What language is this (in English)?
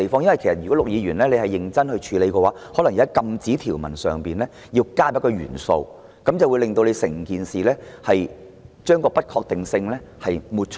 Cantonese